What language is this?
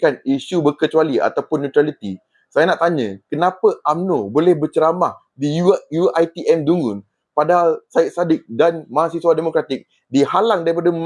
Malay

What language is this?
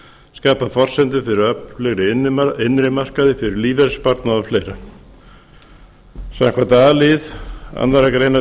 Icelandic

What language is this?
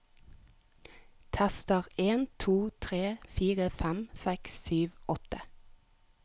Norwegian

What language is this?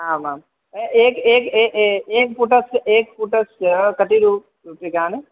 Sanskrit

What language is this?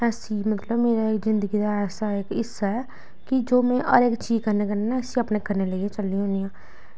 Dogri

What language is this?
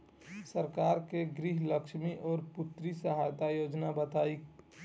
Bhojpuri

